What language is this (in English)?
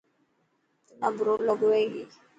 Dhatki